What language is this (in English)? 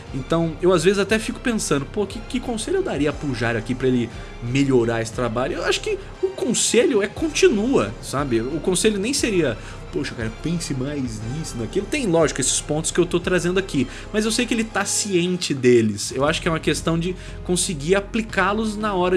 Portuguese